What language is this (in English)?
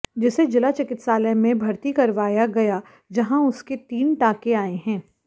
Hindi